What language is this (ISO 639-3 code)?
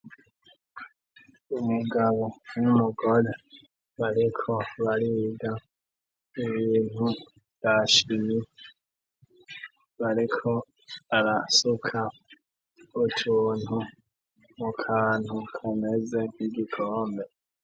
run